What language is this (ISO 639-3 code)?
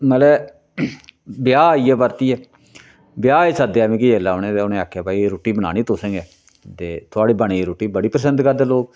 doi